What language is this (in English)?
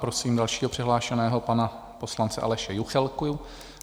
Czech